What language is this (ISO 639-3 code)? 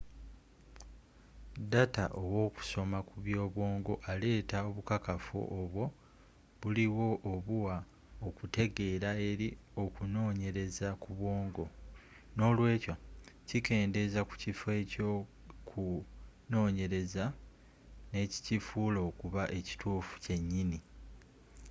lug